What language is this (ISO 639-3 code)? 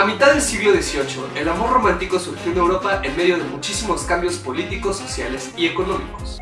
spa